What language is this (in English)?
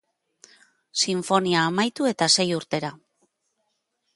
Basque